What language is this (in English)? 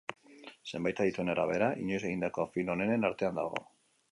Basque